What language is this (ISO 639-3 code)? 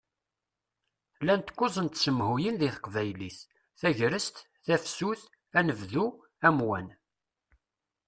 kab